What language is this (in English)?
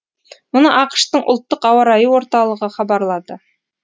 Kazakh